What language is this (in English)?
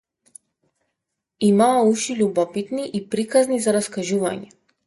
Macedonian